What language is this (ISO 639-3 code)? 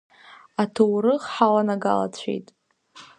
abk